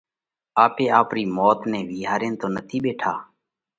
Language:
Parkari Koli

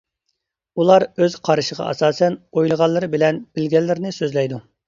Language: Uyghur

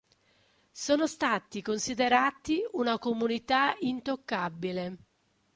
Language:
Italian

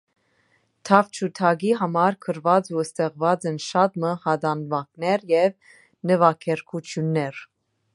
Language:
Armenian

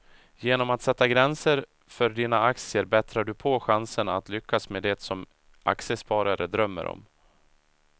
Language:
Swedish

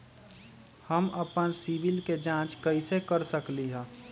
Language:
Magahi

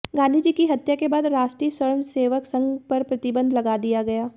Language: Hindi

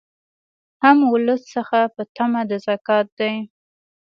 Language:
Pashto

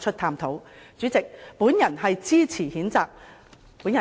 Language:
Cantonese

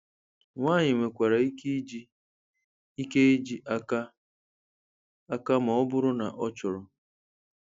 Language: Igbo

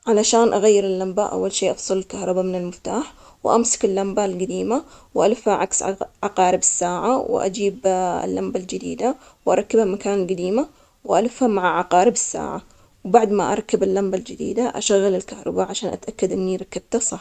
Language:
Omani Arabic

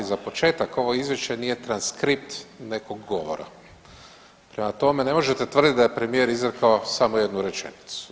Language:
Croatian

